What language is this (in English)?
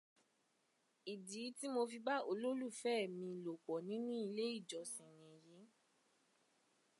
Yoruba